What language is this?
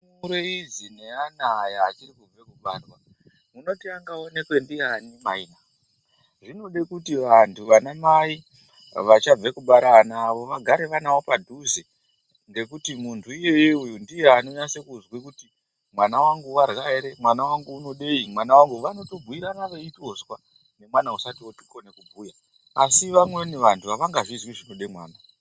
Ndau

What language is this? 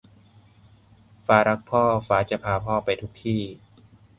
Thai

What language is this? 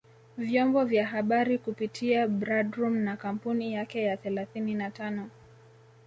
Swahili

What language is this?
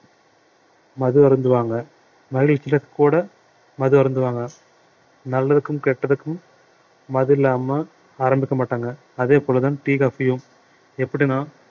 Tamil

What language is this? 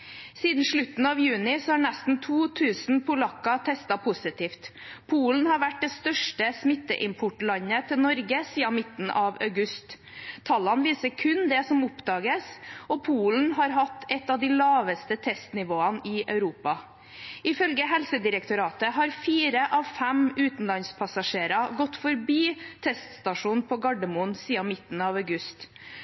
Norwegian Bokmål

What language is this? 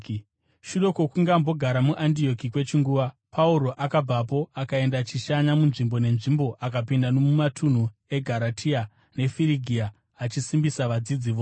Shona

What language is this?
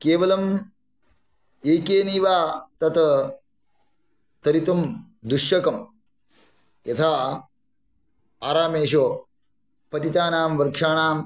Sanskrit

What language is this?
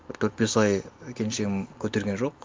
Kazakh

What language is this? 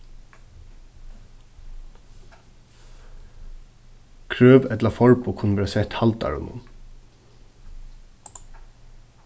Faroese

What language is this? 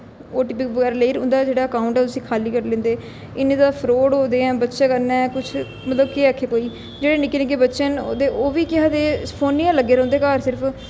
Dogri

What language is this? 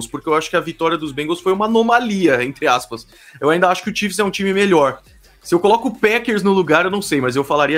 Portuguese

